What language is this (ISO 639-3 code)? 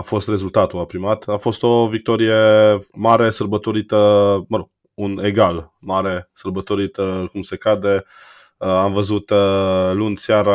ron